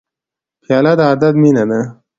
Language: Pashto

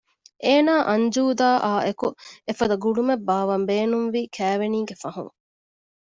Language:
Divehi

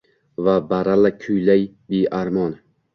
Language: Uzbek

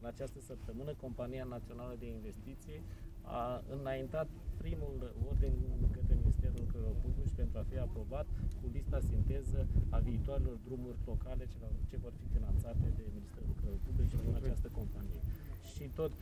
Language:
Romanian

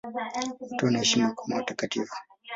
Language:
Swahili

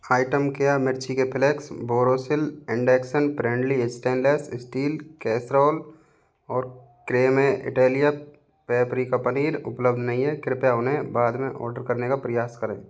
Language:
Hindi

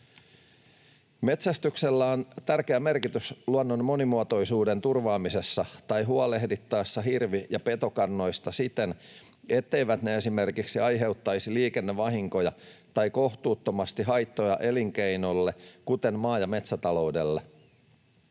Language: Finnish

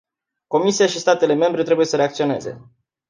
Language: Romanian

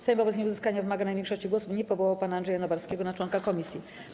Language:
Polish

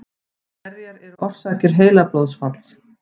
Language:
Icelandic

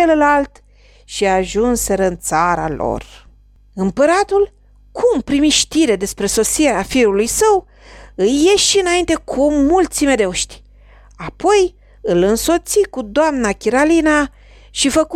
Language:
Romanian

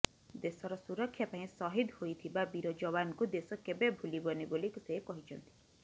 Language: Odia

